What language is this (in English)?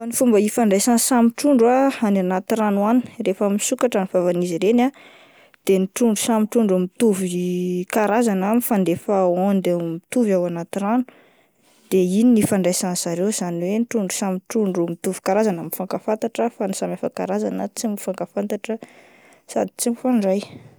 Malagasy